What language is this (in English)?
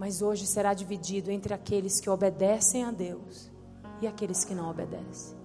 Portuguese